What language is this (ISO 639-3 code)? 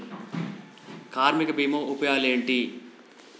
tel